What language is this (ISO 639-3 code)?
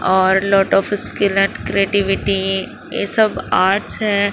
urd